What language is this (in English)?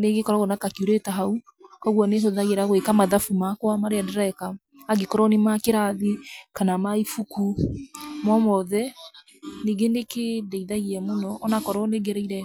Kikuyu